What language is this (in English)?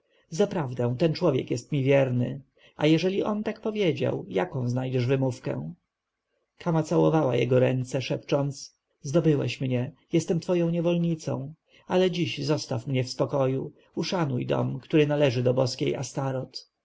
Polish